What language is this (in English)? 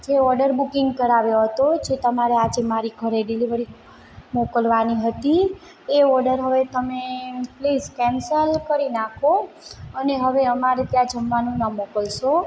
Gujarati